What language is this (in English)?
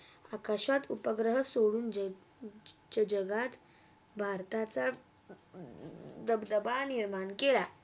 Marathi